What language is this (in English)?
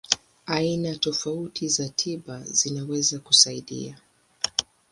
Swahili